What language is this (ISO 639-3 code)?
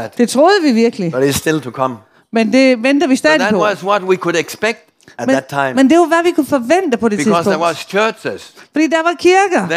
dan